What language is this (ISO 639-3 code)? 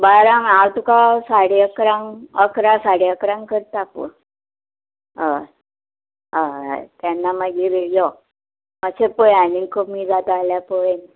kok